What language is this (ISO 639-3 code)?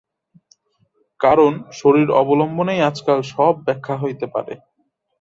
ben